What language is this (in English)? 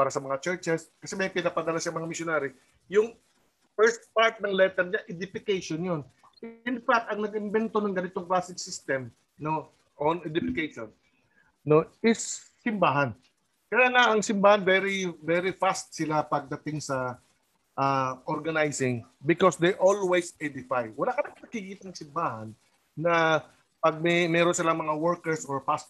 Filipino